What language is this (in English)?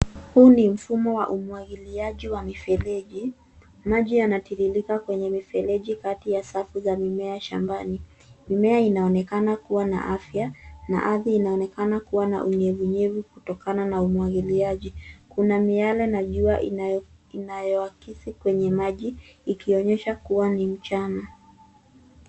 Swahili